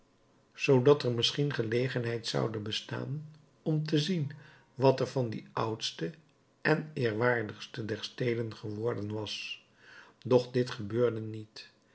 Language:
Dutch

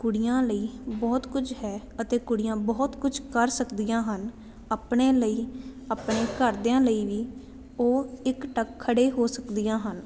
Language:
Punjabi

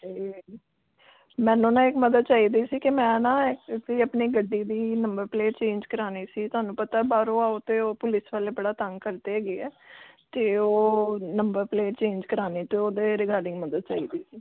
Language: Punjabi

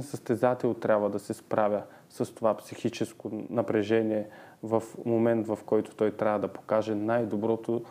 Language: Bulgarian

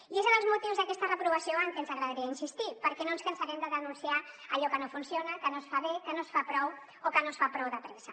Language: Catalan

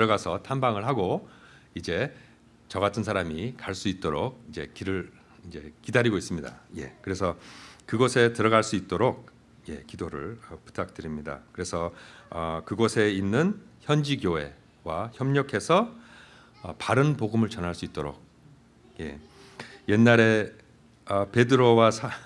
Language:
Korean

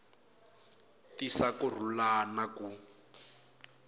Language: Tsonga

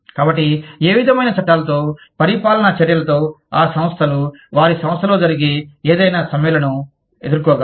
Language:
Telugu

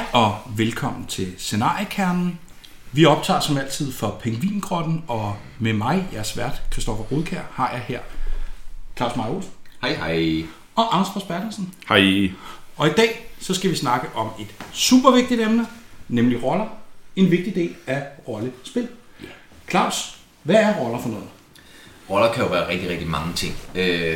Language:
Danish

